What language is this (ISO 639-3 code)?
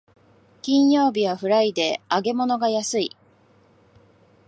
jpn